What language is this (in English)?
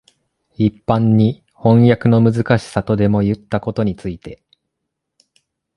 Japanese